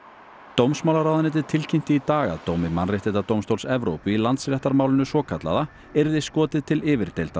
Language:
Icelandic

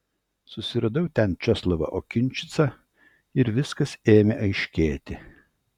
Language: Lithuanian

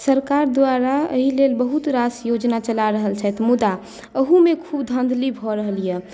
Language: Maithili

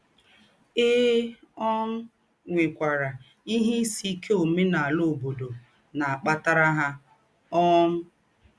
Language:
Igbo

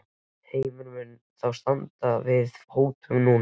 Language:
Icelandic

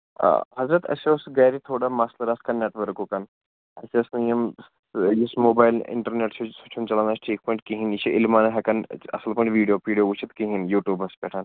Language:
Kashmiri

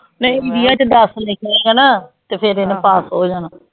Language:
Punjabi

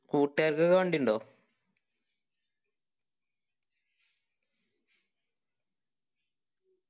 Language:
Malayalam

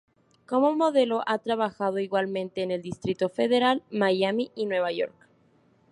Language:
Spanish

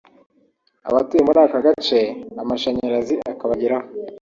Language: Kinyarwanda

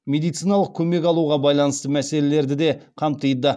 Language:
Kazakh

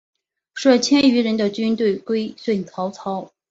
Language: Chinese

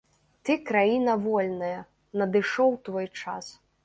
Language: Belarusian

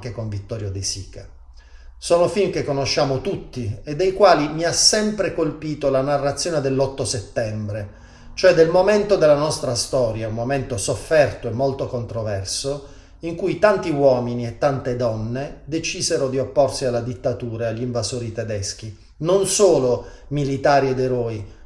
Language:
Italian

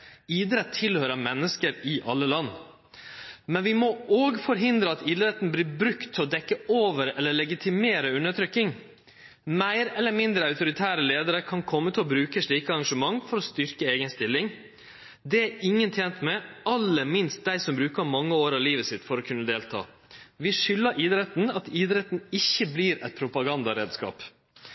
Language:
Norwegian Nynorsk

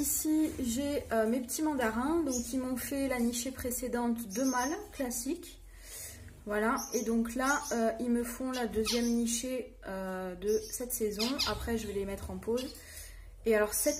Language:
French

